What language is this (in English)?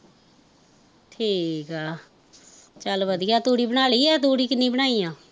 Punjabi